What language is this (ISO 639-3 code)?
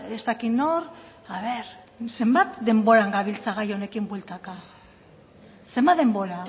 eus